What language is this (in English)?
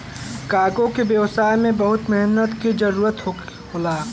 Bhojpuri